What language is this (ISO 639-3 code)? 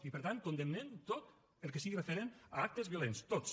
cat